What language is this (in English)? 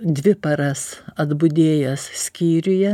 Lithuanian